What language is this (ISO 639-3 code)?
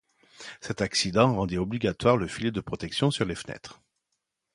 fra